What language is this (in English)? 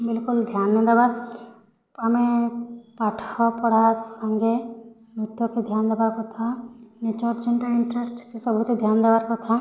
Odia